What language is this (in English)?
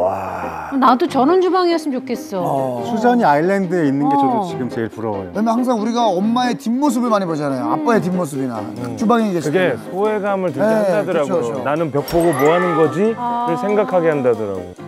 Korean